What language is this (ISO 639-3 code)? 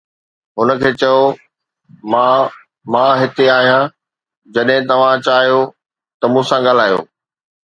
snd